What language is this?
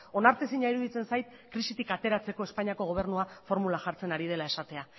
Basque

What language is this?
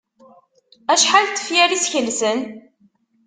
Kabyle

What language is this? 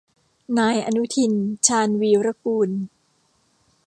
Thai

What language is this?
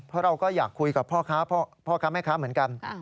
Thai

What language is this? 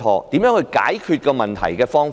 Cantonese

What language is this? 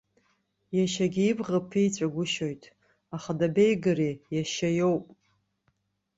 Abkhazian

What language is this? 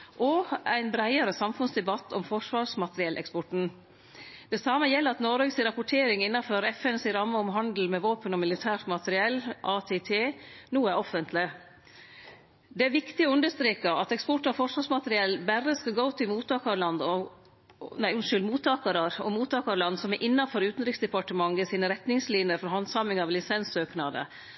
Norwegian Nynorsk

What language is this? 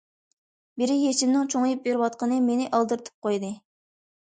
Uyghur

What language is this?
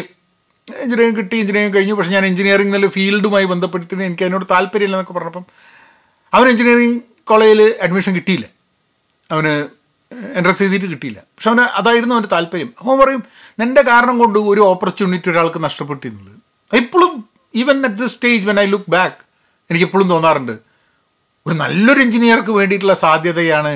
Malayalam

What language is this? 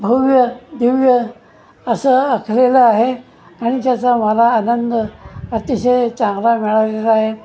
Marathi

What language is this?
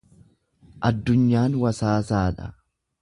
Oromo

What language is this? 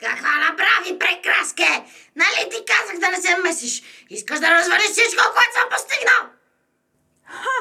Bulgarian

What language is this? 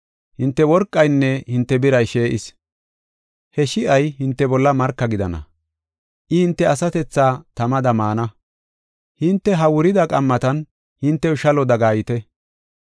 Gofa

